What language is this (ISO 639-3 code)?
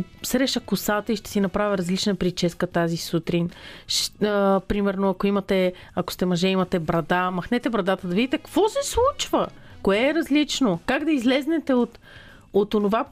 bul